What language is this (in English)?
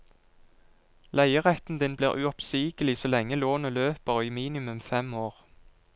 Norwegian